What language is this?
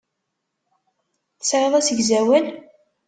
Kabyle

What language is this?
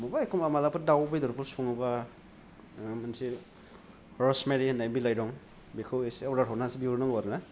Bodo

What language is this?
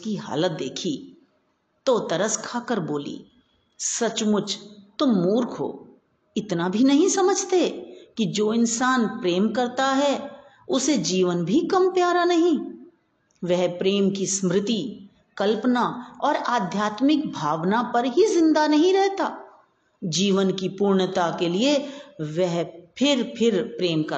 Hindi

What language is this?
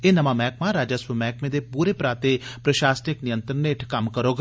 Dogri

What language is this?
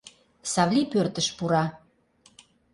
Mari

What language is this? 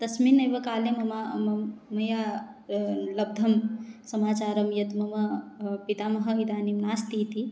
Sanskrit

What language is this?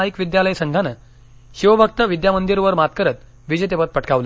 Marathi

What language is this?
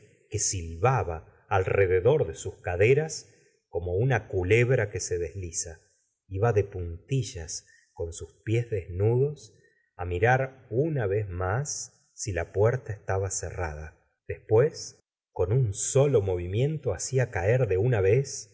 Spanish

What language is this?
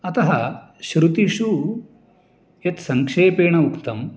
Sanskrit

